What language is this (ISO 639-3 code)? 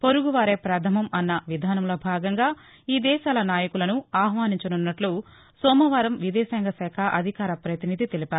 tel